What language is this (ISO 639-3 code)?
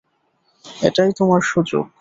ben